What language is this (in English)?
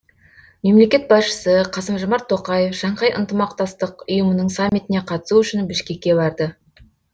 Kazakh